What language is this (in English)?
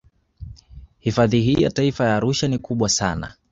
Swahili